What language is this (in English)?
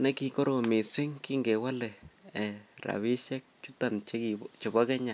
Kalenjin